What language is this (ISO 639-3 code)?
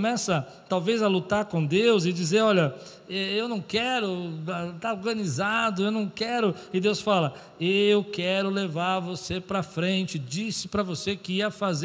por